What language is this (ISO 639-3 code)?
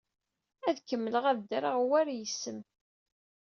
kab